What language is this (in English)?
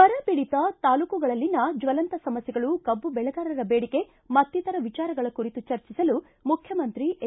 Kannada